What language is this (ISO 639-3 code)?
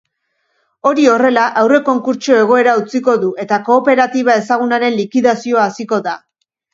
eus